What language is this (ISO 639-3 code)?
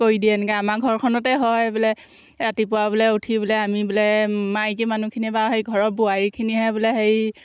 asm